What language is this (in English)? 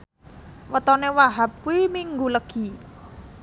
Javanese